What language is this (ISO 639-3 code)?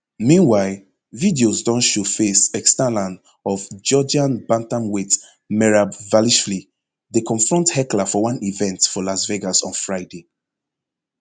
pcm